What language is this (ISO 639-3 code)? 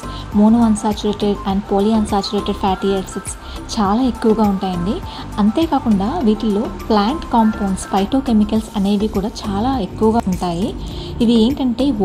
tel